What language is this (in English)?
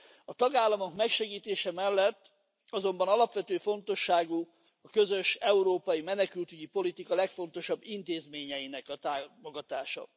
Hungarian